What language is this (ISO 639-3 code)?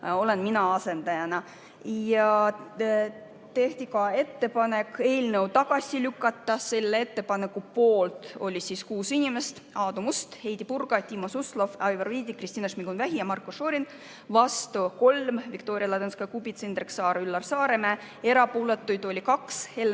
est